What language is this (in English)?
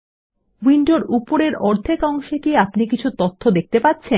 Bangla